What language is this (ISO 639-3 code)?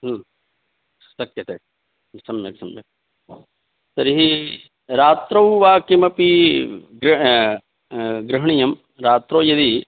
san